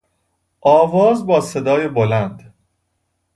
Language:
Persian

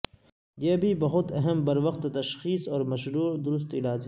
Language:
Urdu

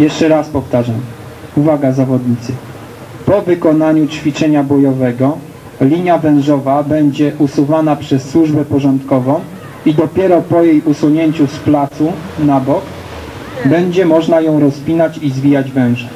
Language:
Polish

